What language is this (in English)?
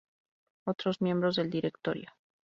Spanish